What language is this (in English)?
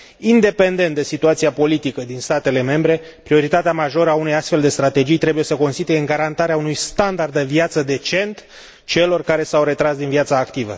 Romanian